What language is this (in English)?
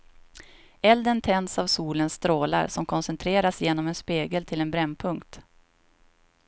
Swedish